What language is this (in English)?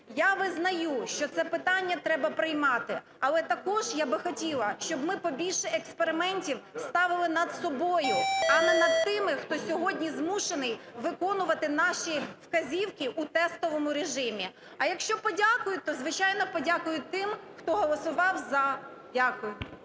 Ukrainian